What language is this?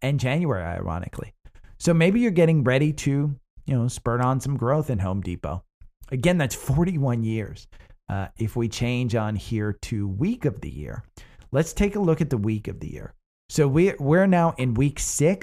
English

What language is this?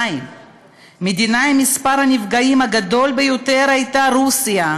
Hebrew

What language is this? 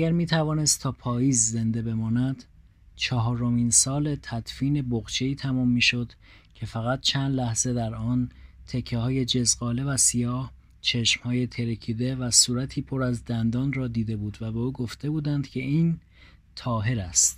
Persian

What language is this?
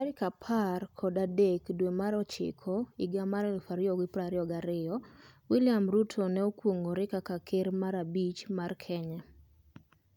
Luo (Kenya and Tanzania)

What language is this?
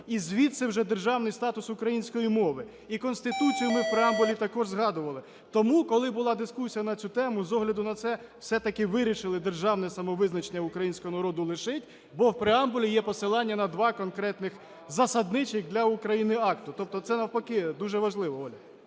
Ukrainian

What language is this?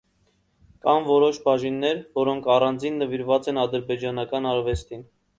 Armenian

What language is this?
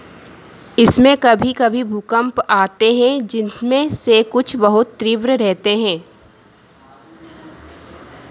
Hindi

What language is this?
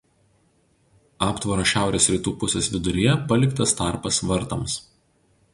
Lithuanian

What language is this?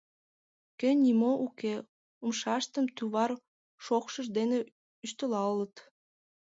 Mari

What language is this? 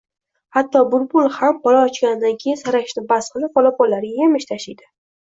Uzbek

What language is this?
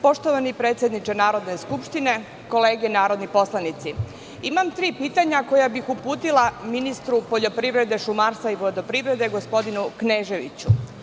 Serbian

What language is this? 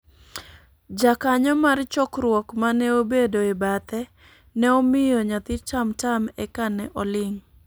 Luo (Kenya and Tanzania)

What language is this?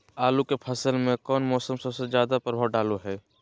Magahi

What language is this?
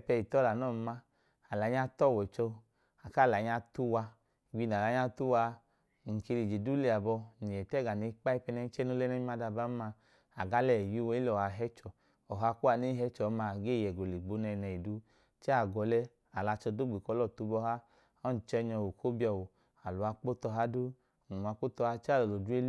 Idoma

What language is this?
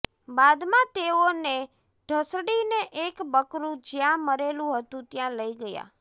Gujarati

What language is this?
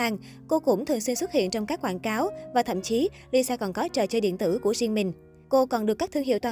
Vietnamese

